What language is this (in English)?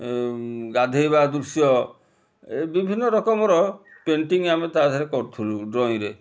Odia